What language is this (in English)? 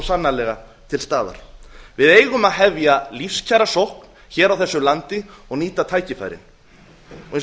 Icelandic